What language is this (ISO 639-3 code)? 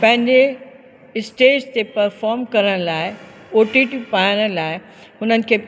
snd